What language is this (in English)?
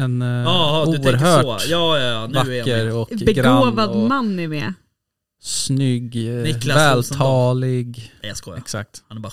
Swedish